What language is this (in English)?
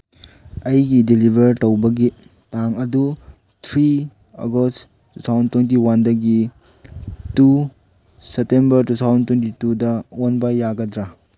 Manipuri